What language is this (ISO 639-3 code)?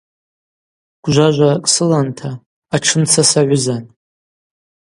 abq